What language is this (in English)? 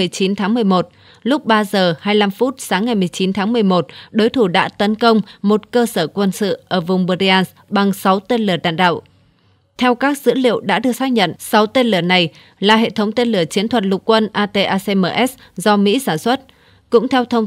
Vietnamese